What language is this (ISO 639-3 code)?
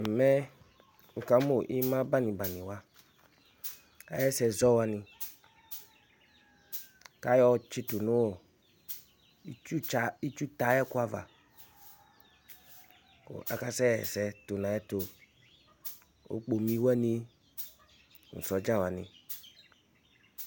kpo